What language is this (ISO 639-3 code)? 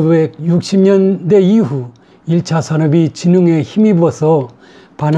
kor